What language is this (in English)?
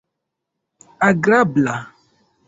Esperanto